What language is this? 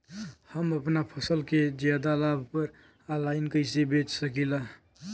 Bhojpuri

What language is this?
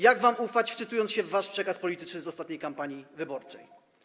Polish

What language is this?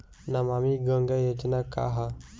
Bhojpuri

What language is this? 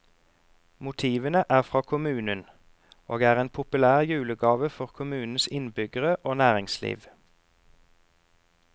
Norwegian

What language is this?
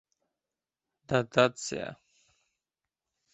Uzbek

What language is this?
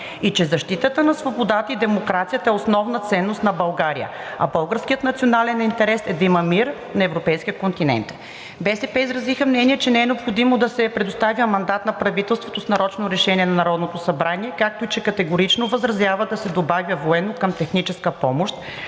Bulgarian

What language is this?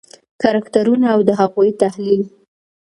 Pashto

